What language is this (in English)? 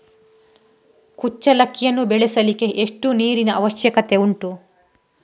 Kannada